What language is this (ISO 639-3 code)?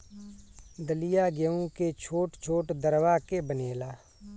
bho